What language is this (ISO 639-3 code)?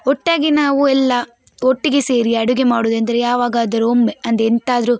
kan